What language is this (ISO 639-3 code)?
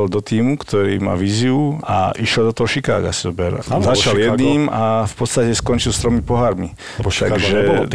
slk